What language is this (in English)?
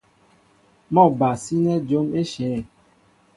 Mbo (Cameroon)